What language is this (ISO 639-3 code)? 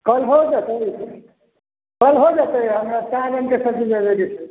mai